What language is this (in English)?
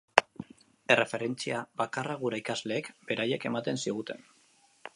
Basque